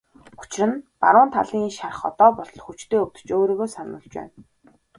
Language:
Mongolian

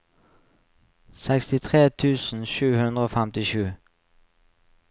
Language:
Norwegian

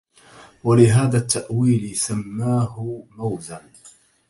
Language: Arabic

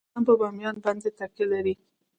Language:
Pashto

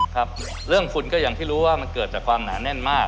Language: Thai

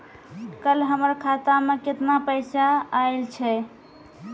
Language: Maithili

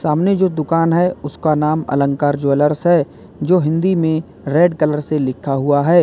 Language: Hindi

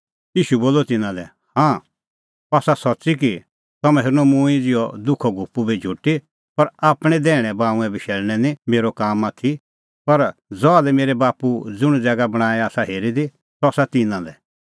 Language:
Kullu Pahari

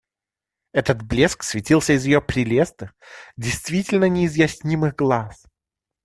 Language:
Russian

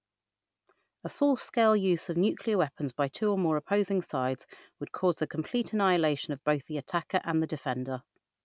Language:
English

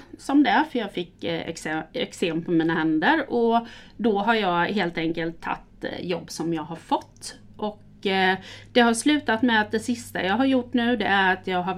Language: Swedish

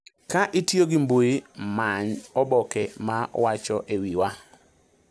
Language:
Luo (Kenya and Tanzania)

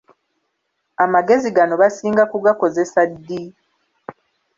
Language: Ganda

